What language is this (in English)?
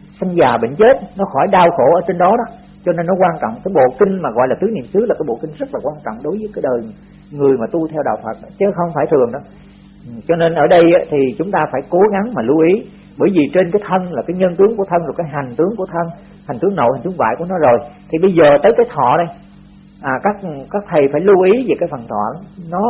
Vietnamese